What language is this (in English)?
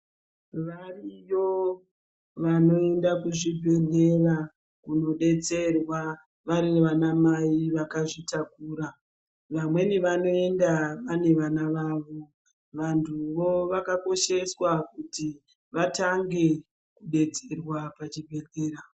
Ndau